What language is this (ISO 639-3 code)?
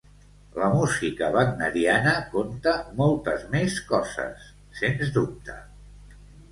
cat